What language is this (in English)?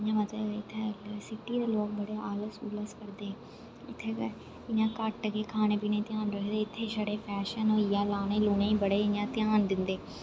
Dogri